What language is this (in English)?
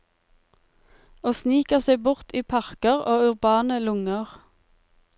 Norwegian